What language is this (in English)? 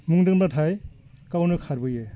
Bodo